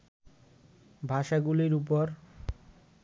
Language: Bangla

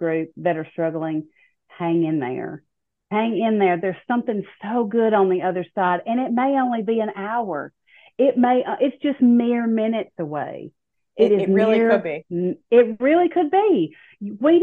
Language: English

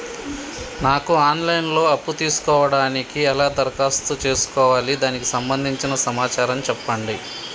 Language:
Telugu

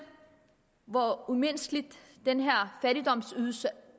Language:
Danish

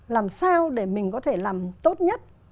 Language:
Vietnamese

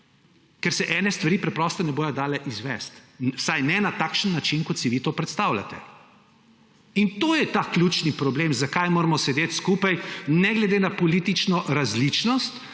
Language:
Slovenian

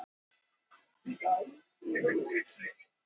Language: Icelandic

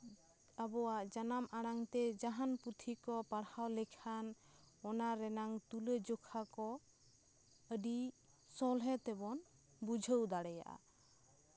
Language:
Santali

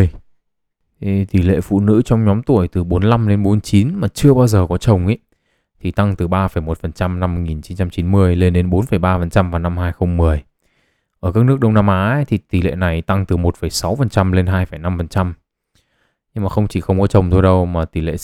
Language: Vietnamese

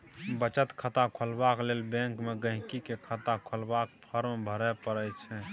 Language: Maithili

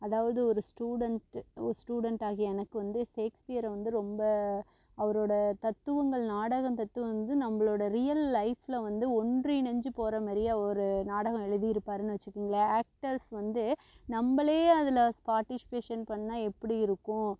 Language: Tamil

